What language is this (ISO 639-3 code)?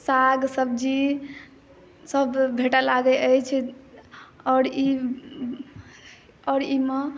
mai